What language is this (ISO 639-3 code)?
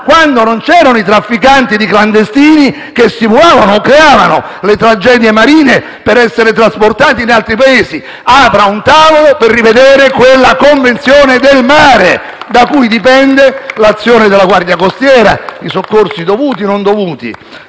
ita